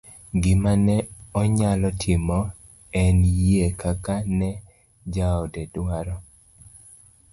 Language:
Luo (Kenya and Tanzania)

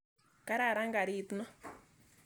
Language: Kalenjin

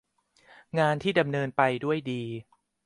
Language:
Thai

